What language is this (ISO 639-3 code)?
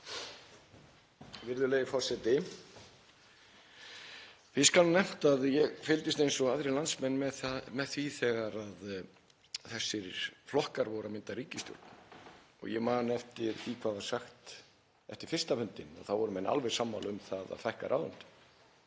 isl